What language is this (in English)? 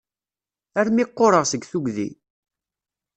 Kabyle